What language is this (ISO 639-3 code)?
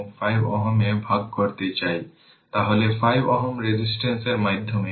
ben